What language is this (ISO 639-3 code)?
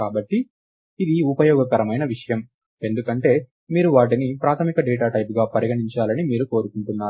tel